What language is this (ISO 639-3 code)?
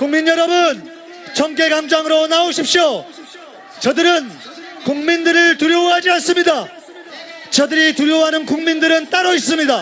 kor